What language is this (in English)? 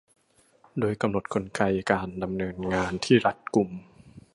Thai